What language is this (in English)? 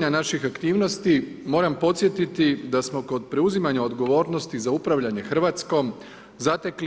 Croatian